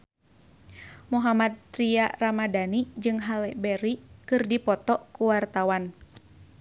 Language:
Sundanese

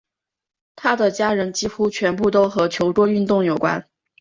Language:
Chinese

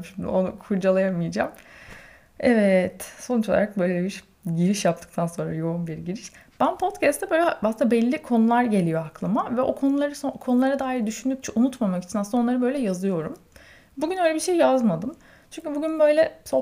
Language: Turkish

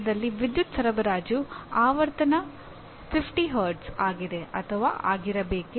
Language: Kannada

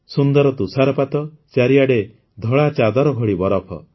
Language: Odia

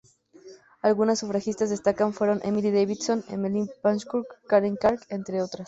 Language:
Spanish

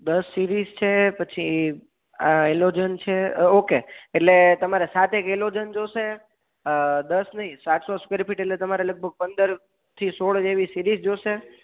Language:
Gujarati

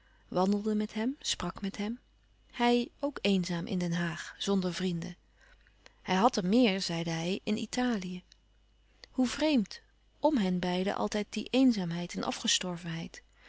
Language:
Dutch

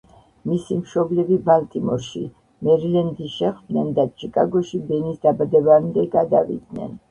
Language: Georgian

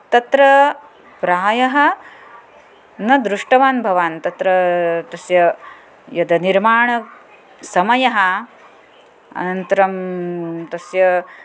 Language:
Sanskrit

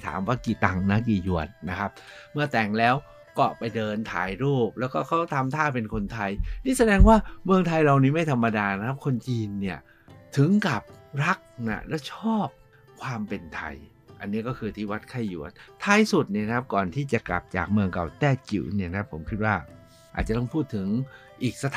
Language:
Thai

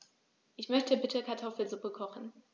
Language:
German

